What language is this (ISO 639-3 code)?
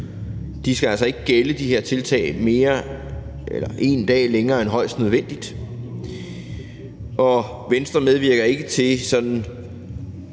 dan